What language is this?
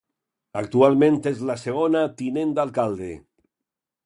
Catalan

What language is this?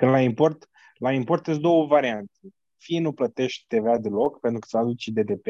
Romanian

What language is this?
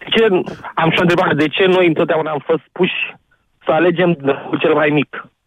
Romanian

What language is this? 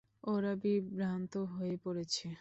Bangla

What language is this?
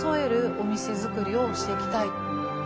Japanese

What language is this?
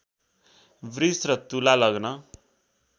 Nepali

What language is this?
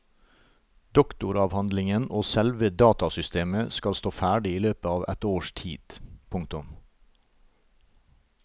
Norwegian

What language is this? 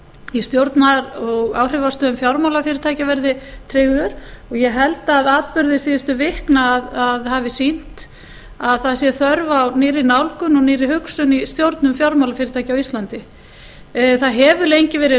Icelandic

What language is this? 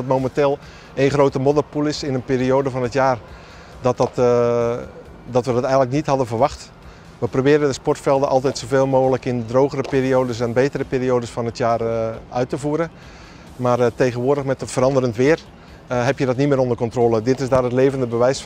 Dutch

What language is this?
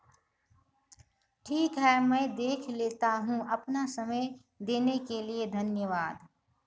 Hindi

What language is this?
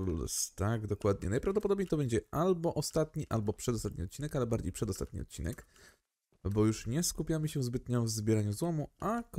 Polish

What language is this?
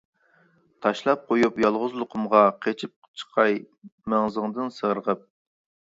Uyghur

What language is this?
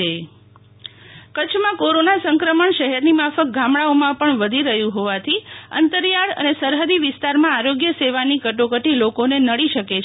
Gujarati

